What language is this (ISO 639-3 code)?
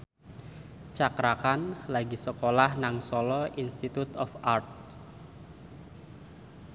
jav